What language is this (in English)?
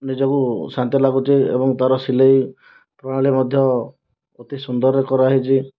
Odia